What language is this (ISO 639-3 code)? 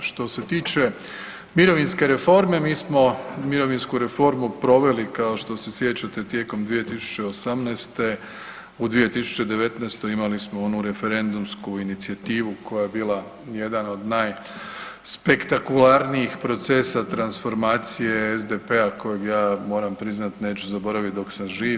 hrv